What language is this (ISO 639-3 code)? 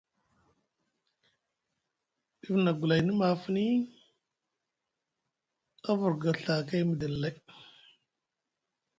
mug